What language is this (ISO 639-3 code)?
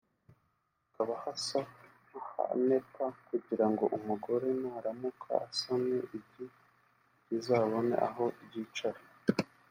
kin